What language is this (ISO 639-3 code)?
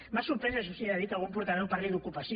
cat